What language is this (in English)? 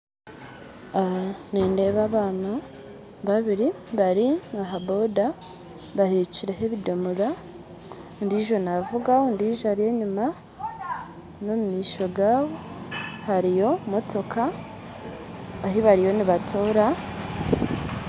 Nyankole